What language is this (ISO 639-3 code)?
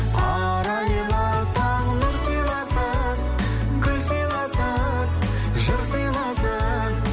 kaz